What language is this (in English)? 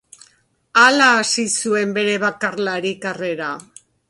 Basque